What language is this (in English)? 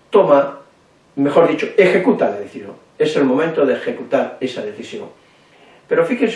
Spanish